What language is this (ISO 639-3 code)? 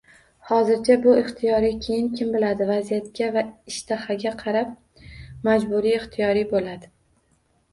uzb